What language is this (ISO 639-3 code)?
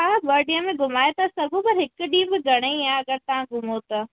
snd